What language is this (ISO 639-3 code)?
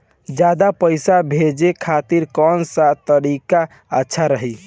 bho